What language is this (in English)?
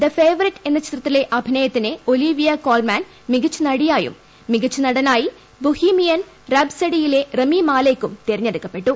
Malayalam